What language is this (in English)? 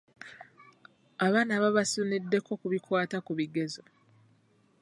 Ganda